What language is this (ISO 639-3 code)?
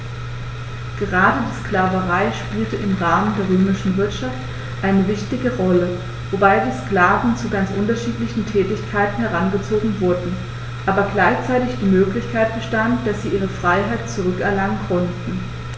deu